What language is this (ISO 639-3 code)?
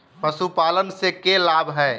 mag